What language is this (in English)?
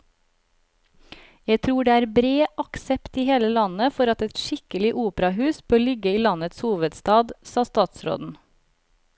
Norwegian